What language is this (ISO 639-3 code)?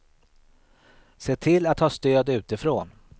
swe